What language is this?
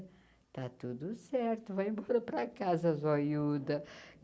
Portuguese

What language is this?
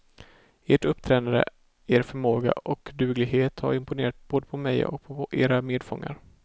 Swedish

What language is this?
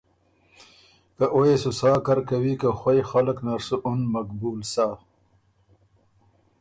Ormuri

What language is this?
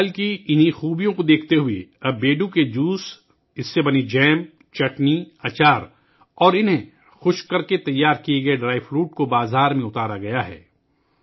Urdu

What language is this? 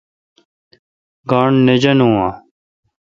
Kalkoti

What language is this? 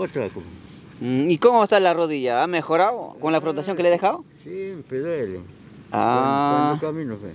Spanish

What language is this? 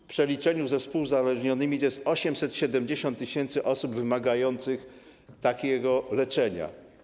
Polish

